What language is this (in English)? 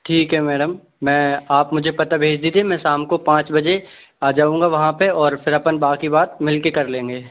Hindi